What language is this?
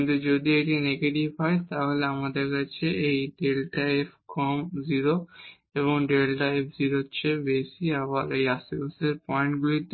Bangla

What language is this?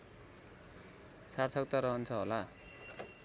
Nepali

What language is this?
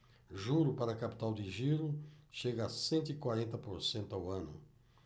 Portuguese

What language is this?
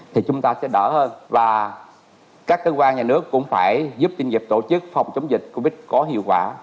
Vietnamese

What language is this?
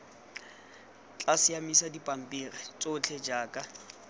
Tswana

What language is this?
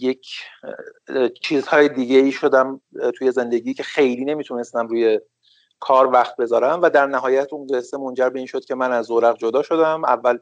Persian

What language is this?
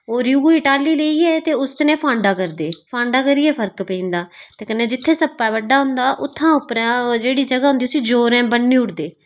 Dogri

